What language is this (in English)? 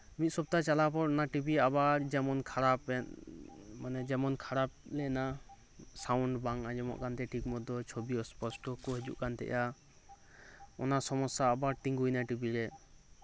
Santali